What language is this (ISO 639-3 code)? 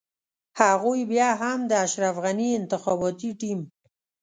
pus